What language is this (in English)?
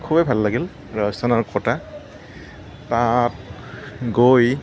Assamese